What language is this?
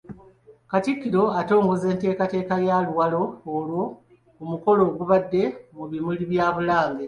Ganda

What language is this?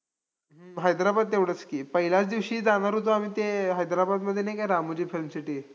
Marathi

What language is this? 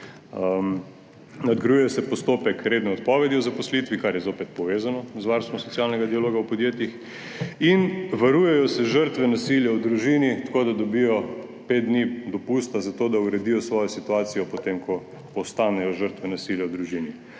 Slovenian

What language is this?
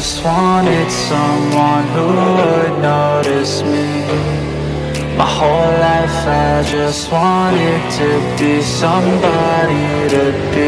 English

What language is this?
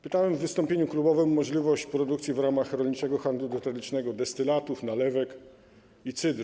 Polish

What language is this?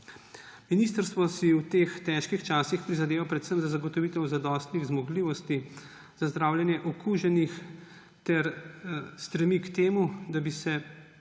Slovenian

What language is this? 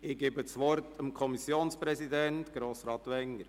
Swiss German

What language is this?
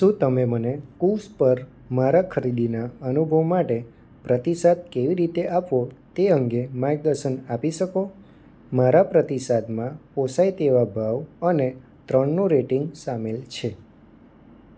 Gujarati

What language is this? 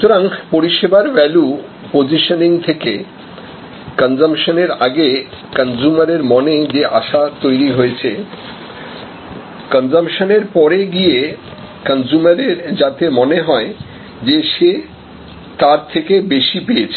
Bangla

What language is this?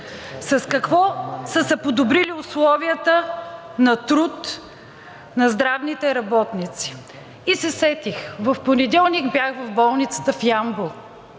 Bulgarian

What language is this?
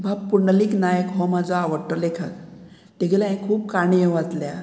Konkani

